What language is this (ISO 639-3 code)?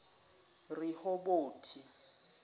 zul